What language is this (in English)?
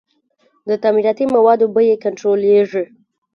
Pashto